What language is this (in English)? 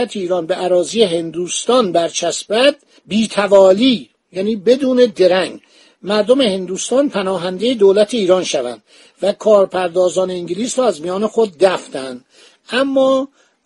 Persian